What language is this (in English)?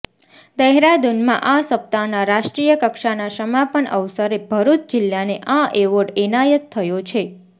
Gujarati